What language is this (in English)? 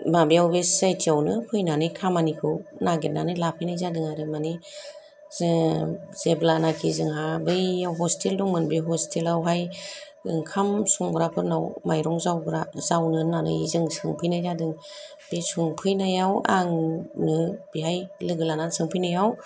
Bodo